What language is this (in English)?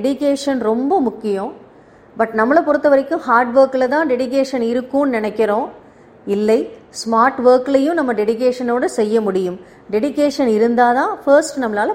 Tamil